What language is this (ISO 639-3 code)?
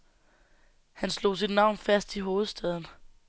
dan